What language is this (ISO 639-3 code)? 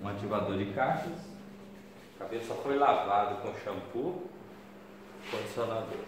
por